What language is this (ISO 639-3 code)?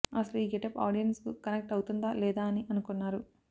tel